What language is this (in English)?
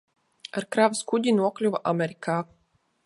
Latvian